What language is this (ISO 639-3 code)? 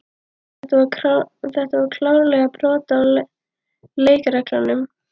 isl